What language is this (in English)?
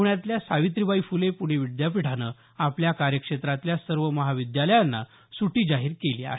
Marathi